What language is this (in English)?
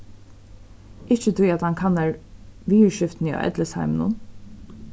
Faroese